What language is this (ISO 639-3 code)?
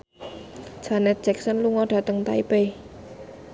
jav